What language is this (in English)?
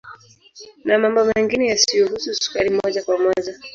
Swahili